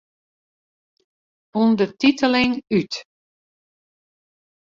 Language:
Western Frisian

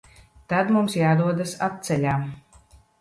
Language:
Latvian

